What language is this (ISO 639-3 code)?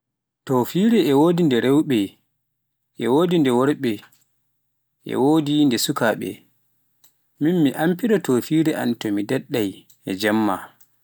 fuf